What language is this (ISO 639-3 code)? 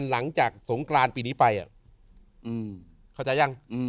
tha